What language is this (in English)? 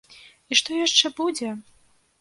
Belarusian